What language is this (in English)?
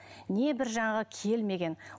Kazakh